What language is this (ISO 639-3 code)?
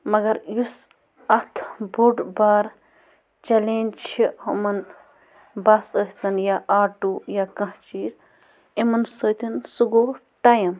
kas